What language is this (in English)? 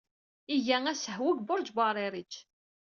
Kabyle